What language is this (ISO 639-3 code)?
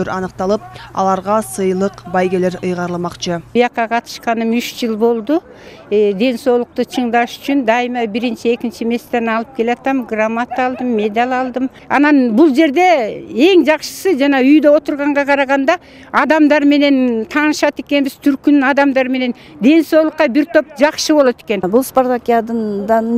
tur